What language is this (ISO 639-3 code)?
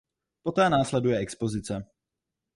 ces